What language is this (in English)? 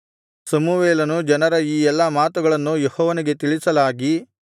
Kannada